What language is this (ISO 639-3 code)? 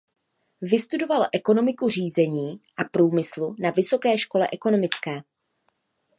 ces